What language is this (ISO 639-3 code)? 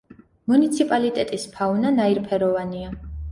kat